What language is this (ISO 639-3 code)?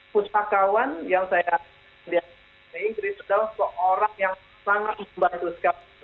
ind